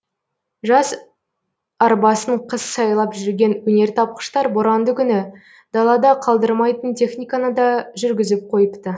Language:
Kazakh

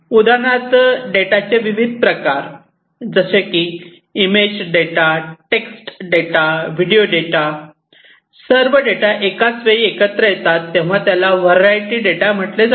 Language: Marathi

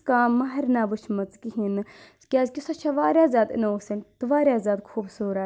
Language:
Kashmiri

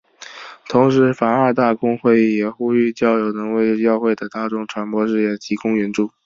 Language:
Chinese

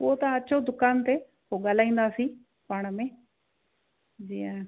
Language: Sindhi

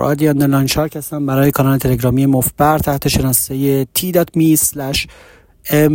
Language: Persian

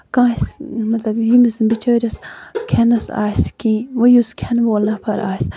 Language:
Kashmiri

